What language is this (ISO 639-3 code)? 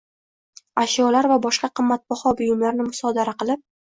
uzb